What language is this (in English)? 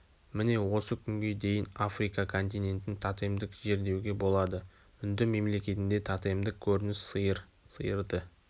Kazakh